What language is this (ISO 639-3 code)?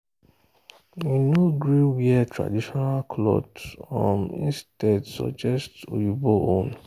pcm